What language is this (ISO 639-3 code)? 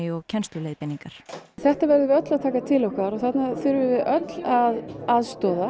isl